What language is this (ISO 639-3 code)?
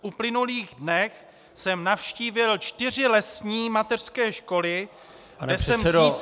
ces